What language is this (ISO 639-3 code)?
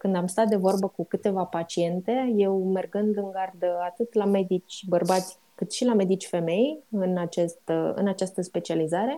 ron